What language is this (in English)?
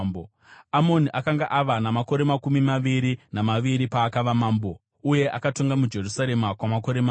Shona